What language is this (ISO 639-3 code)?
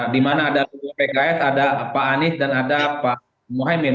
ind